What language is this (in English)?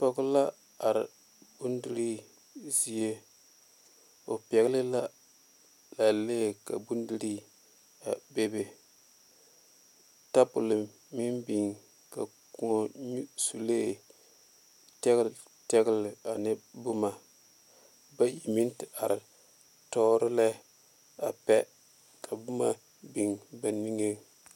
Southern Dagaare